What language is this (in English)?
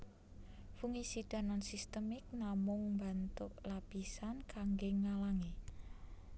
Javanese